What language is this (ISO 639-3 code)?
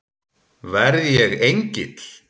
isl